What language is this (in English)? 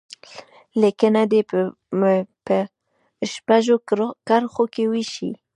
Pashto